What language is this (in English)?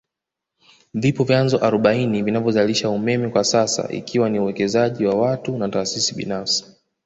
Swahili